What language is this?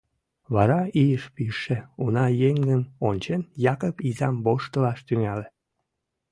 Mari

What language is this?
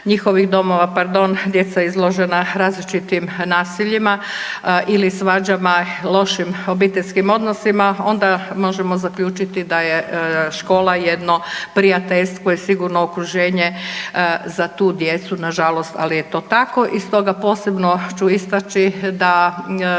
Croatian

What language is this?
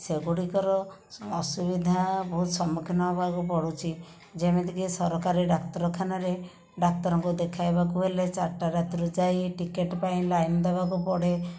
Odia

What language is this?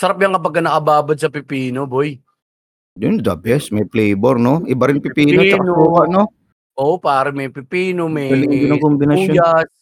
Filipino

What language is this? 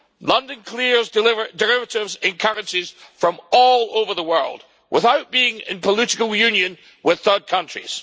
English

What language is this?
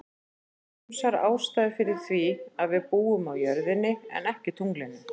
Icelandic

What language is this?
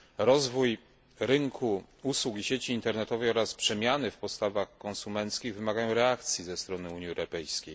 Polish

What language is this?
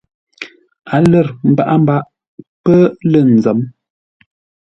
Ngombale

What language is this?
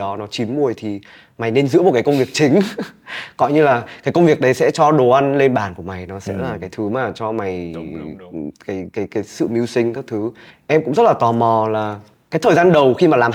Vietnamese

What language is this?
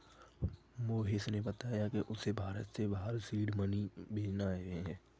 Hindi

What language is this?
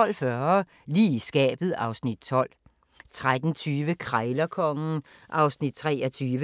Danish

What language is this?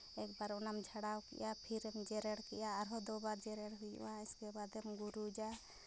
Santali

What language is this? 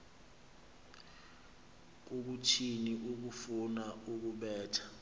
Xhosa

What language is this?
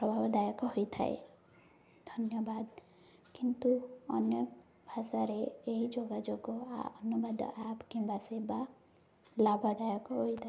Odia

